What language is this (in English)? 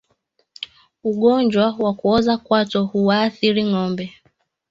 Swahili